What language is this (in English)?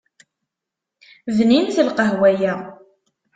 Kabyle